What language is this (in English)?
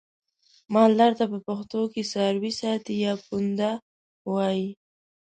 Pashto